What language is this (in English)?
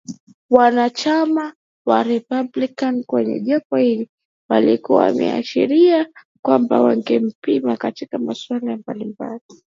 Swahili